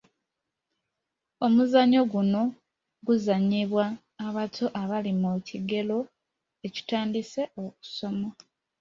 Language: Ganda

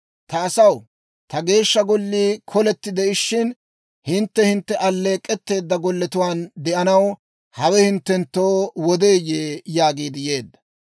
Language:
Dawro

